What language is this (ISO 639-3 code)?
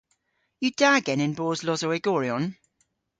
cor